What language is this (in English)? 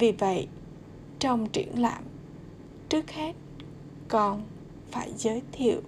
Vietnamese